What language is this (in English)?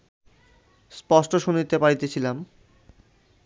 Bangla